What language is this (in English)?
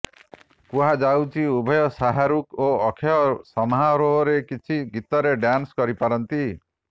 Odia